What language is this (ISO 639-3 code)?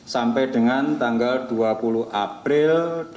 ind